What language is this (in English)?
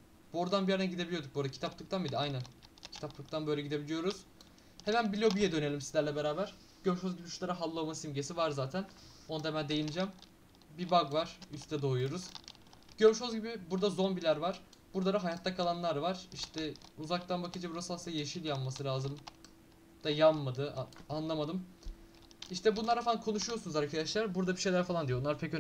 Turkish